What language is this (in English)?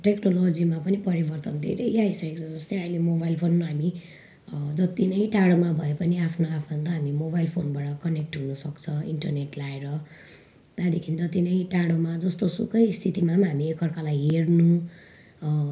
Nepali